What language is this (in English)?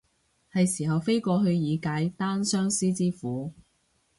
Cantonese